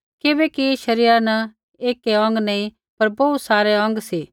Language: Kullu Pahari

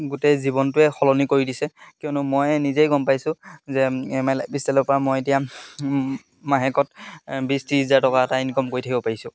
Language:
Assamese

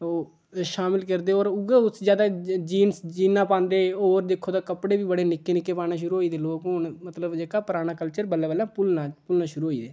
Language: Dogri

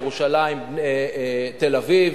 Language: Hebrew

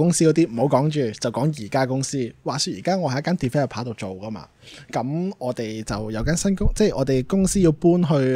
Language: Chinese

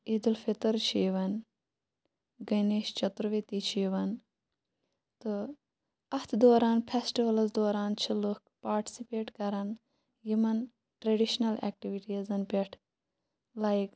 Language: Kashmiri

